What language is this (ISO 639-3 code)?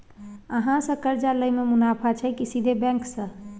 mai